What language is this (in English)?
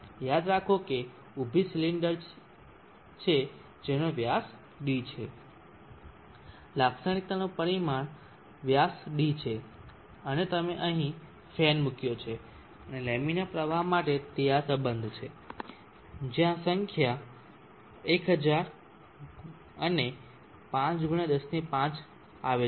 Gujarati